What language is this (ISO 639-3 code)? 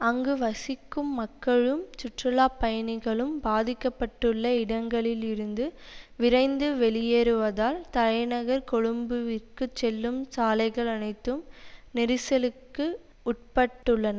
tam